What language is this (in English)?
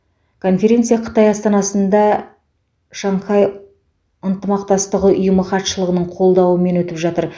Kazakh